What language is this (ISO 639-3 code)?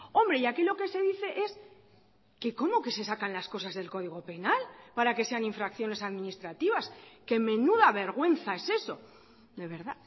spa